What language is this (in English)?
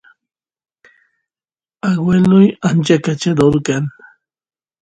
Santiago del Estero Quichua